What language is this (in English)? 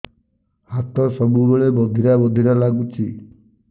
Odia